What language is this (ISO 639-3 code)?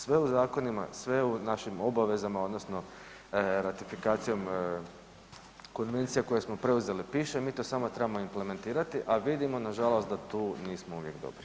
hrv